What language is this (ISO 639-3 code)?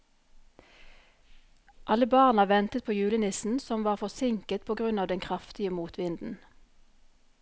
nor